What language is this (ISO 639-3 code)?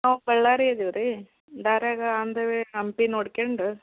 kan